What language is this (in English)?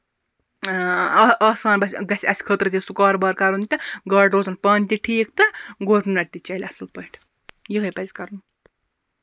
Kashmiri